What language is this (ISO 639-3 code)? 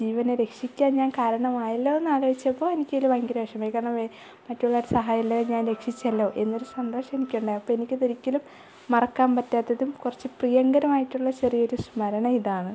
mal